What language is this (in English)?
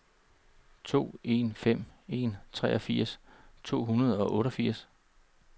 Danish